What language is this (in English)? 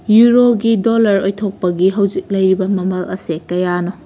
Manipuri